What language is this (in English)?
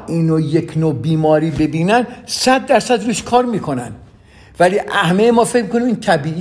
Persian